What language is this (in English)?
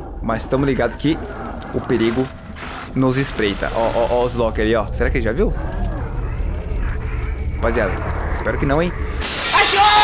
Portuguese